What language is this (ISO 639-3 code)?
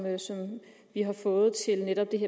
dan